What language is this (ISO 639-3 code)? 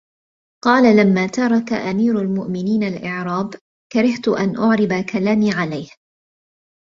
ara